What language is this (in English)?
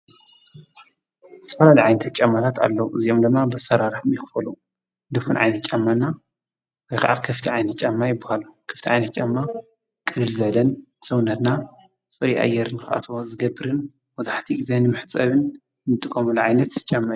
Tigrinya